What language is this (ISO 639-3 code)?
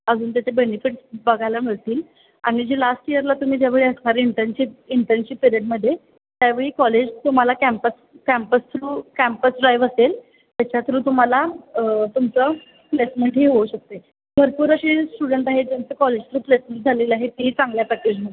mar